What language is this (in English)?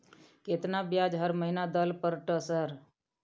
Maithili